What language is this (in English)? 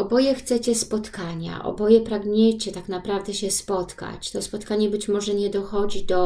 Polish